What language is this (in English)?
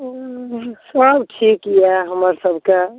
Maithili